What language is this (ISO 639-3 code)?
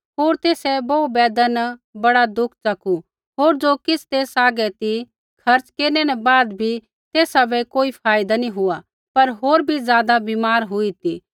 kfx